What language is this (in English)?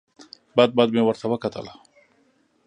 Pashto